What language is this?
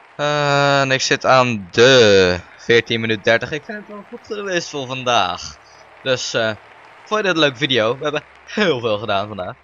Dutch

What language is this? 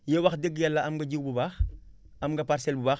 Wolof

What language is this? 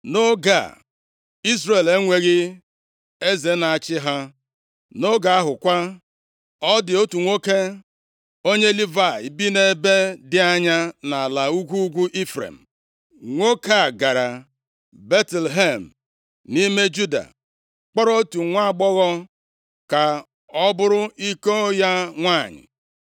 Igbo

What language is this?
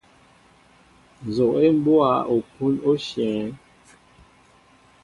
Mbo (Cameroon)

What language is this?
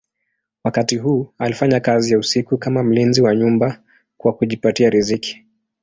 Swahili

